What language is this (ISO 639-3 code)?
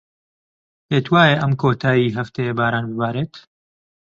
ckb